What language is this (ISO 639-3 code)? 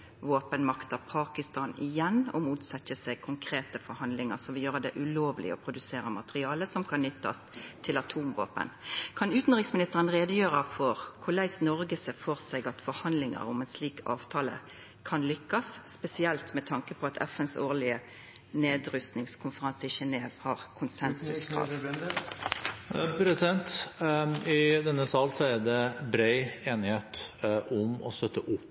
nor